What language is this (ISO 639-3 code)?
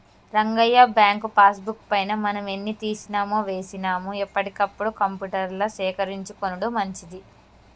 tel